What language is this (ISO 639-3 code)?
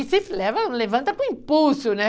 por